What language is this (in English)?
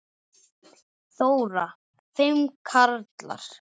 Icelandic